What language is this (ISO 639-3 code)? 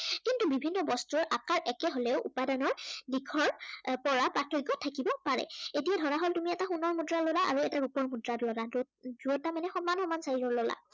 asm